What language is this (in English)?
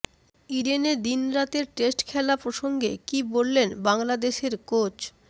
Bangla